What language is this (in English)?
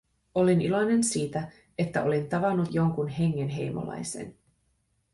Finnish